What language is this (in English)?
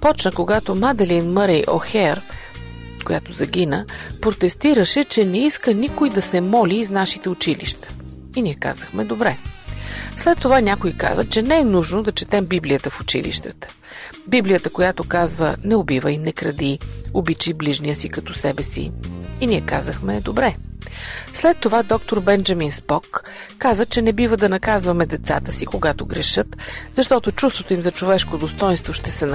Bulgarian